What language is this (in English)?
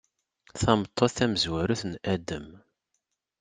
Kabyle